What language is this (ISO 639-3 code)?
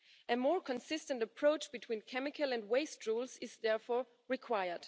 eng